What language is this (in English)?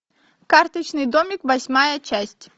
Russian